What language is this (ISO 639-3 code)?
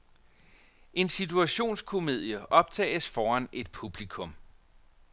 dan